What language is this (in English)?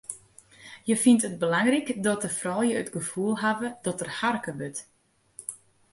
Western Frisian